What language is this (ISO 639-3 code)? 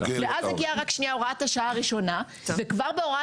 heb